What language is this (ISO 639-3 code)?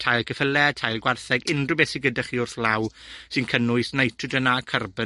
cym